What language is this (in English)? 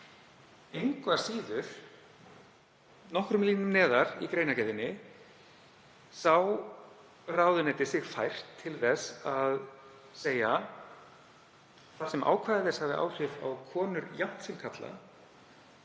Icelandic